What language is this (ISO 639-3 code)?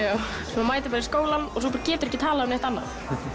isl